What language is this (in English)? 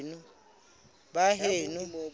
Southern Sotho